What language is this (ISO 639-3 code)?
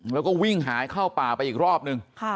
tha